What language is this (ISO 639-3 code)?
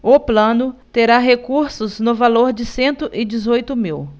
por